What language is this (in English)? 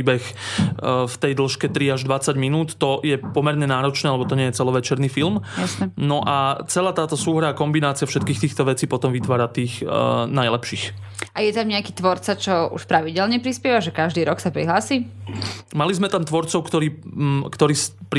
Slovak